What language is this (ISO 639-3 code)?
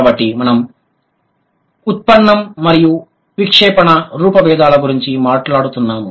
tel